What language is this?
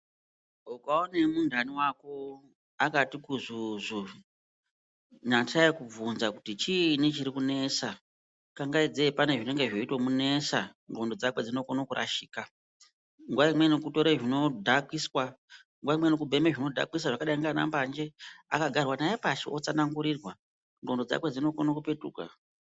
Ndau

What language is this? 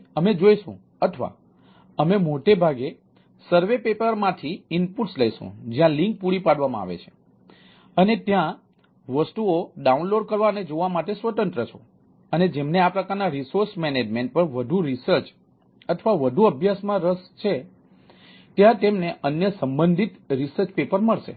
Gujarati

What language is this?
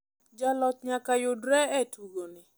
Luo (Kenya and Tanzania)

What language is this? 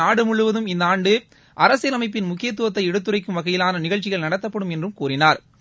Tamil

